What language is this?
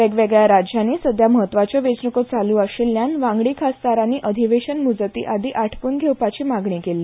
Konkani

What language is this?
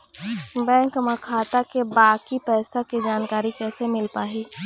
Chhattisgarhi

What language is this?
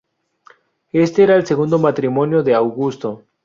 Spanish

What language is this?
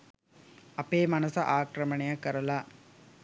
Sinhala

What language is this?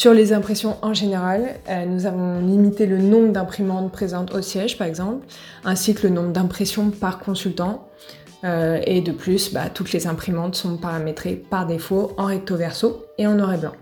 French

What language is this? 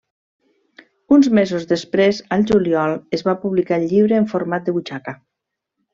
Catalan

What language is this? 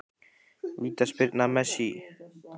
Icelandic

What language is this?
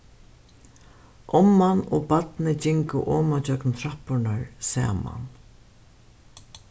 Faroese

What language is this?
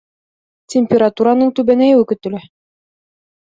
Bashkir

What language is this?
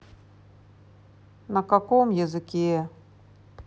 Russian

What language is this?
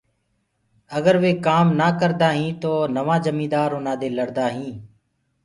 Gurgula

